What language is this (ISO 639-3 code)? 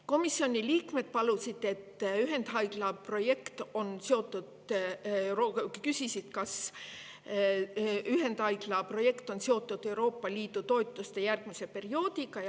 est